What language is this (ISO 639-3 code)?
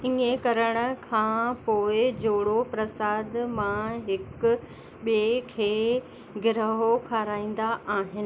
snd